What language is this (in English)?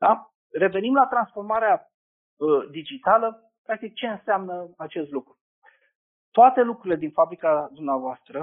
Romanian